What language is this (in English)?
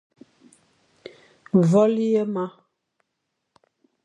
Fang